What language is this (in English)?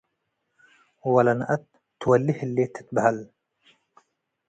Tigre